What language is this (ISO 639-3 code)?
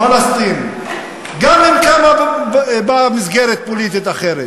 heb